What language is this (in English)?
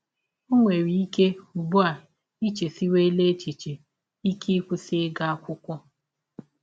Igbo